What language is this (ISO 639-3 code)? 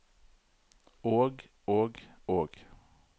nor